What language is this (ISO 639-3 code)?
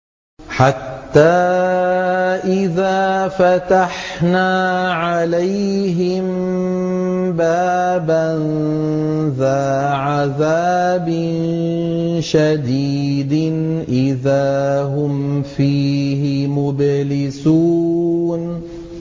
ara